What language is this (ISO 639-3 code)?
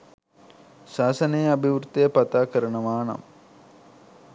sin